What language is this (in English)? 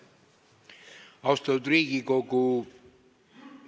Estonian